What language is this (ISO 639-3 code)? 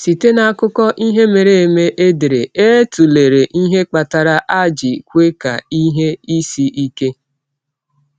ibo